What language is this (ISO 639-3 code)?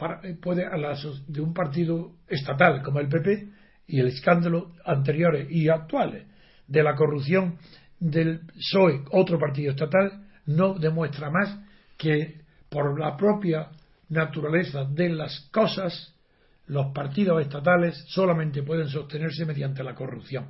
spa